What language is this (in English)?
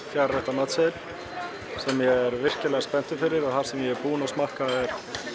Icelandic